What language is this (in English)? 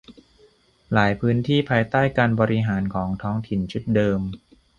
Thai